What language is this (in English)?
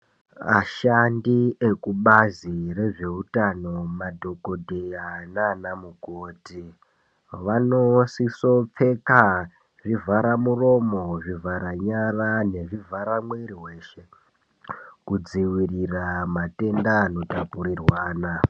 Ndau